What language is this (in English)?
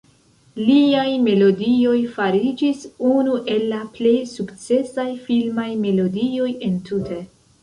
Esperanto